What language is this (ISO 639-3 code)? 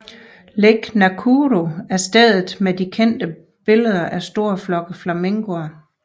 dan